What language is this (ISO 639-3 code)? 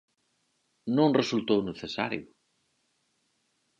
glg